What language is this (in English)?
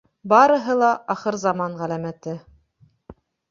Bashkir